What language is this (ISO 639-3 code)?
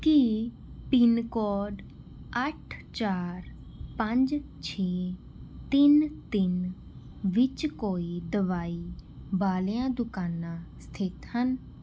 pan